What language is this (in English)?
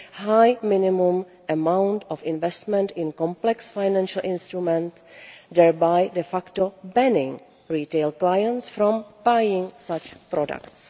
English